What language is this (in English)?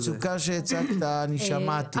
Hebrew